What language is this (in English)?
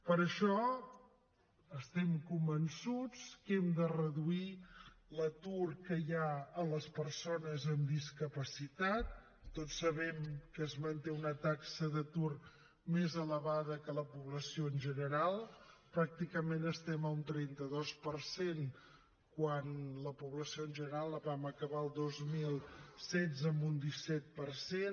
Catalan